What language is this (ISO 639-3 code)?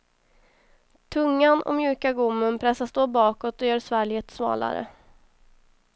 swe